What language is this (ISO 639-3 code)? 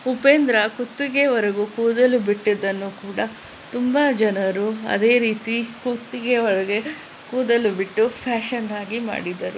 kan